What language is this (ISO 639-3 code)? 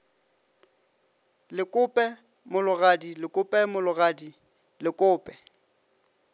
nso